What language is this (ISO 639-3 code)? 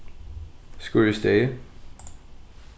fao